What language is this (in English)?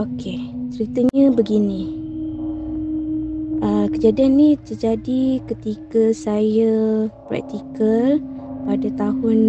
Malay